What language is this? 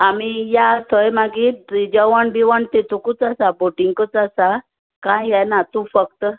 Konkani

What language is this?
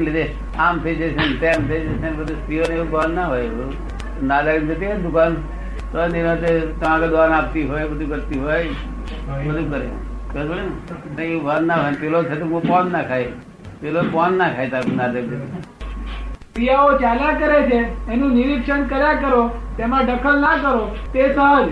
Gujarati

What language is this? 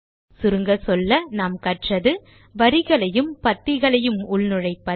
Tamil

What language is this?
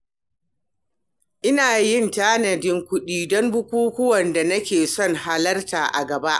Hausa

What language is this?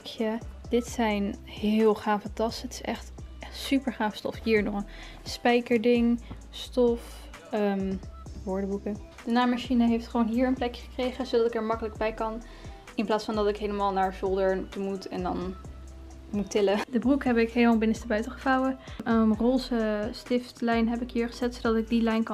Dutch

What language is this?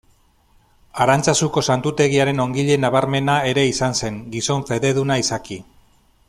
Basque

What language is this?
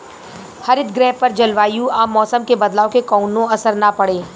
Bhojpuri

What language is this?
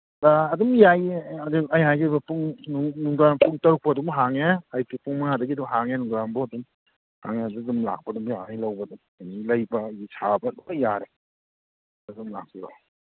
Manipuri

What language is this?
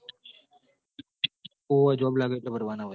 Gujarati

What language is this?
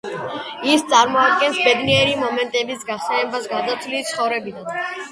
Georgian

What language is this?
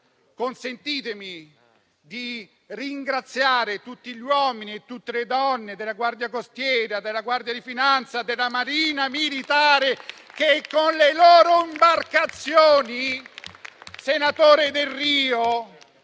Italian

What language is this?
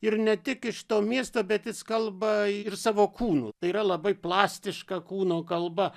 Lithuanian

